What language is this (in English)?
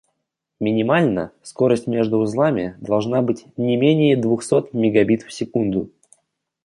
Russian